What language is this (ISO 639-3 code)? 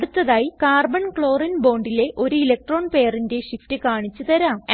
mal